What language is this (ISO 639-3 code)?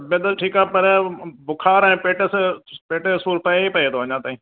snd